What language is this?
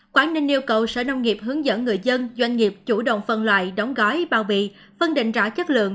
Vietnamese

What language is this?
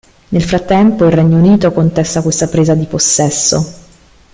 Italian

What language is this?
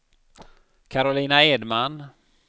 Swedish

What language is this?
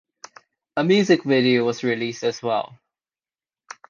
English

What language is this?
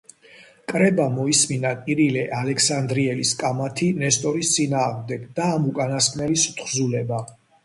Georgian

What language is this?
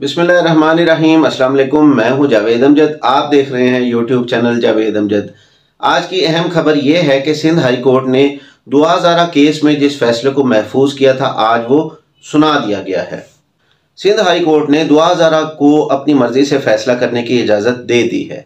Hindi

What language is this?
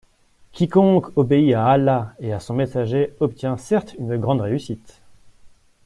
French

